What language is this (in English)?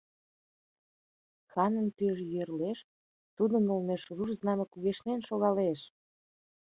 Mari